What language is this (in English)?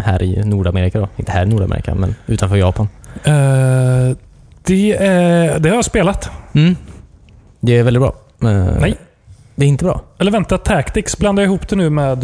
Swedish